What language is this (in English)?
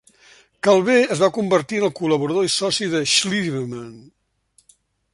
Catalan